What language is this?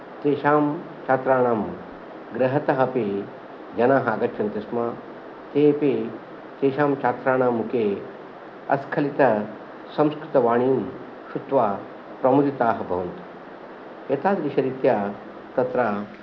Sanskrit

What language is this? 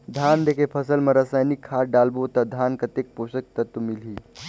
Chhattisgarhi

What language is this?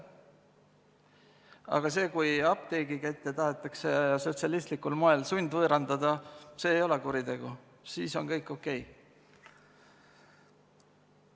Estonian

